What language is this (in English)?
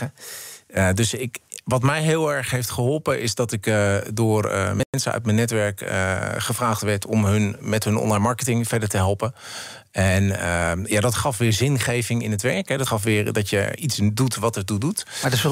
Dutch